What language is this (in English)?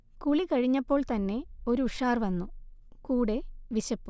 Malayalam